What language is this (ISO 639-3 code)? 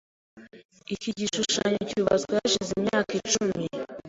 kin